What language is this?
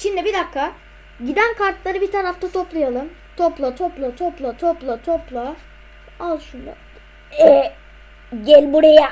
Turkish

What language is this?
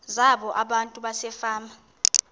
Xhosa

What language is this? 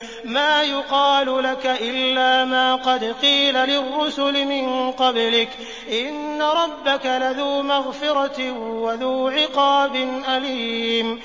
Arabic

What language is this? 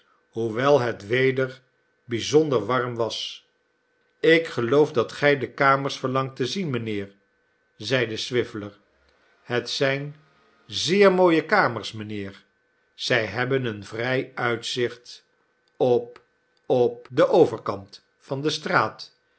Dutch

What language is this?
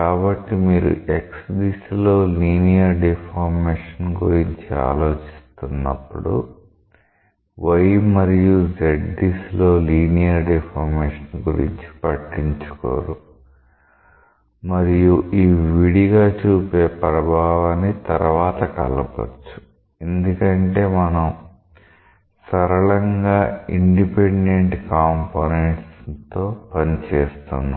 Telugu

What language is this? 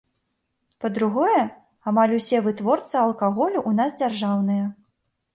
Belarusian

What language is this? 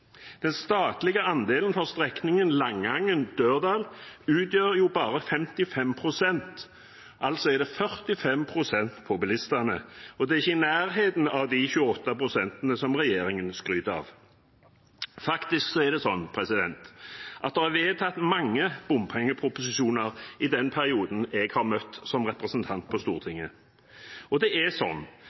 Norwegian Bokmål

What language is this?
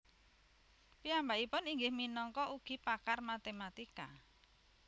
Javanese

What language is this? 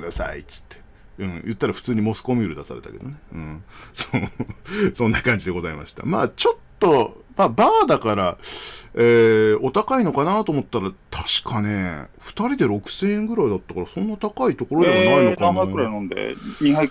Japanese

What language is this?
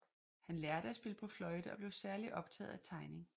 Danish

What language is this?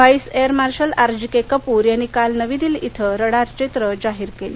Marathi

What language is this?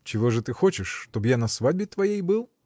Russian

